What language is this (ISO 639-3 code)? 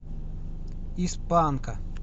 rus